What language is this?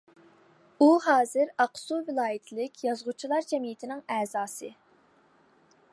Uyghur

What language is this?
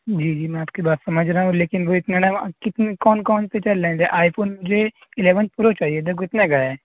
Urdu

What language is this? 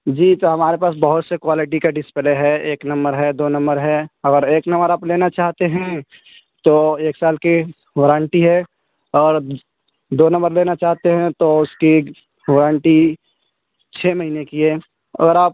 Urdu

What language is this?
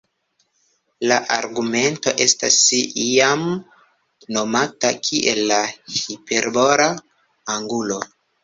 Esperanto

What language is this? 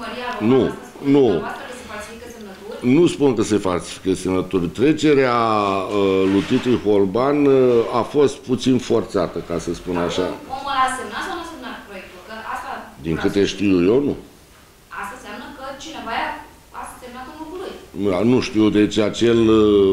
Romanian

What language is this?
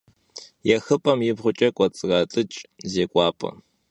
Kabardian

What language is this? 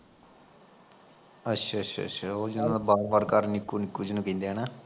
Punjabi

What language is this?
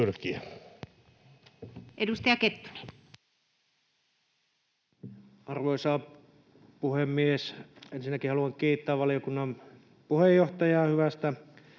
Finnish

